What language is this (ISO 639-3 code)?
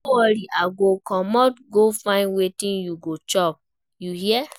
pcm